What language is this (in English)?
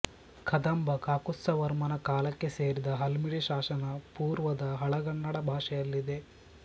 Kannada